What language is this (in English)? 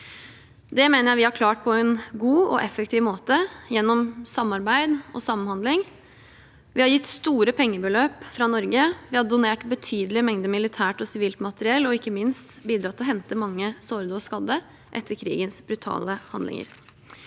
Norwegian